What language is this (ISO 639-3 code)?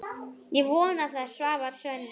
isl